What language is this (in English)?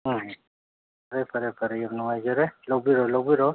Manipuri